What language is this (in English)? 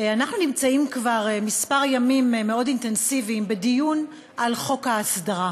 Hebrew